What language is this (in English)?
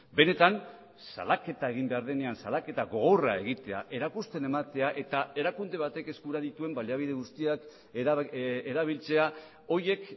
Basque